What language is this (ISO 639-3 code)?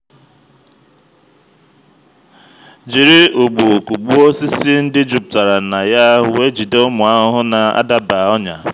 ibo